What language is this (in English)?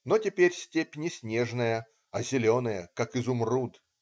Russian